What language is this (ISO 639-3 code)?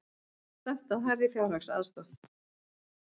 isl